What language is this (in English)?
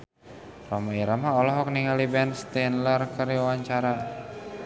Sundanese